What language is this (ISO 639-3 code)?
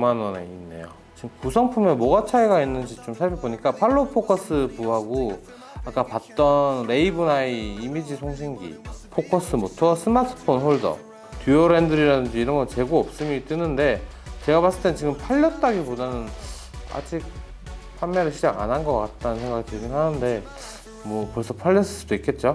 kor